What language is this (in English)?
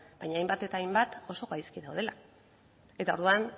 Basque